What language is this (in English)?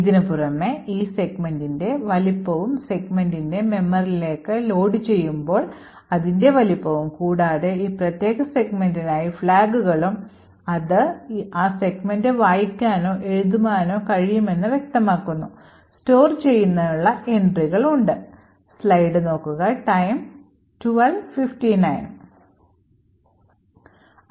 Malayalam